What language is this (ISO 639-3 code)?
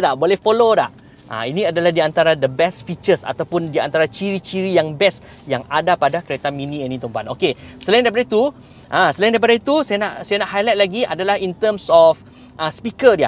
msa